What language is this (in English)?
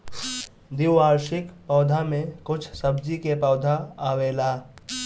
Bhojpuri